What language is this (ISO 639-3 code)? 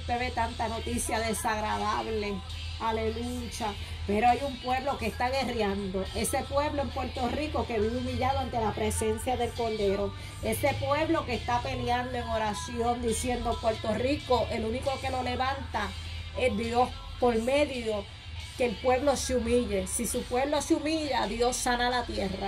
spa